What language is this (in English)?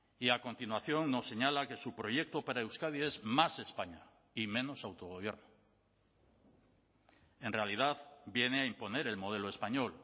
Spanish